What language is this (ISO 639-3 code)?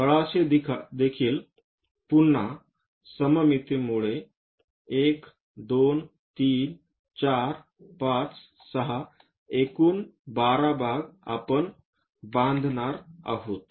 mar